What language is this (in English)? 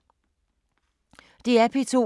Danish